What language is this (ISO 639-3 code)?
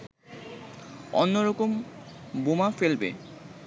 ben